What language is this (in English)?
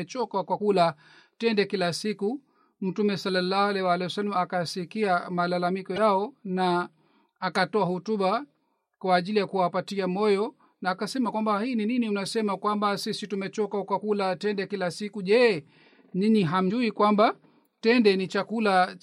Swahili